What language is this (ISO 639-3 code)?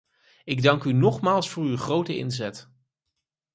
nld